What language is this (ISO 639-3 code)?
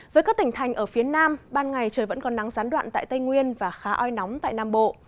vie